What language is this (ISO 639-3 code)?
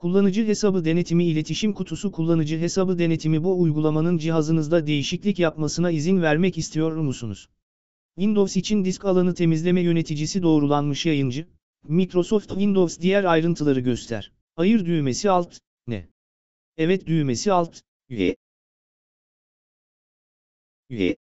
tur